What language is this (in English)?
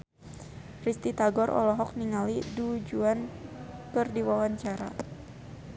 Sundanese